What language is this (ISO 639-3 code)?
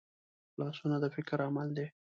pus